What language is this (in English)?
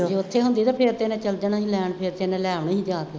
Punjabi